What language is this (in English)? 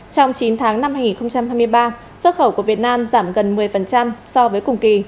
Vietnamese